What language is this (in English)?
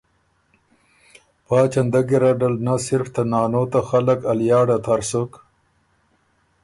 Ormuri